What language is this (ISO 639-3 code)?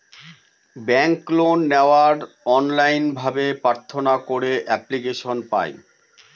ben